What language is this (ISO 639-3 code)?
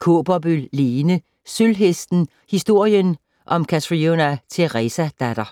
dan